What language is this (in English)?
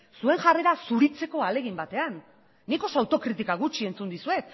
Basque